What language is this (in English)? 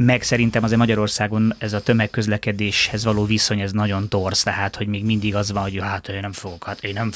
Hungarian